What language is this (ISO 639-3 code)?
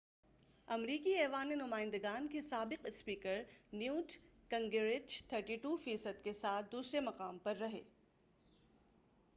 urd